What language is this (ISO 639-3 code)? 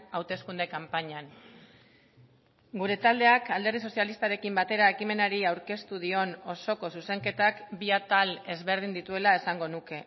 eus